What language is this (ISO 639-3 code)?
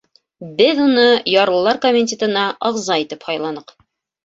bak